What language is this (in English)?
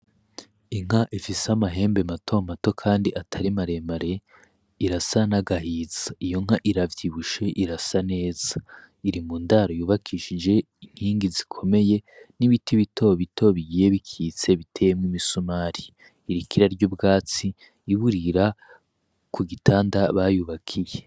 Rundi